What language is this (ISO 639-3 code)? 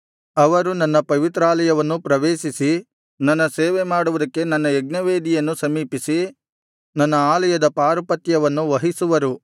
kan